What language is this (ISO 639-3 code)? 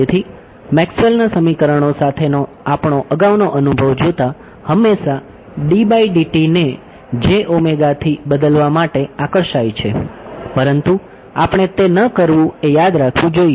guj